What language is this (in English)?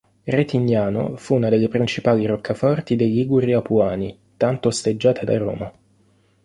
Italian